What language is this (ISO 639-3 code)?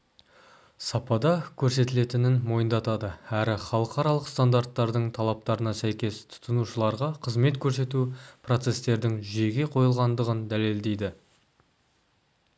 kaz